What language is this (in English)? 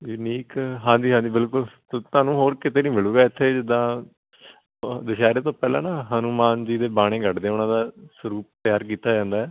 Punjabi